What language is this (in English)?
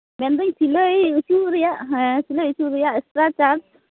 Santali